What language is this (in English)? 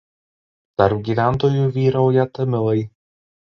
Lithuanian